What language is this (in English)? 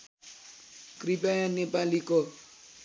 Nepali